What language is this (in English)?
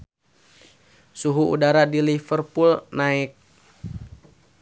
Sundanese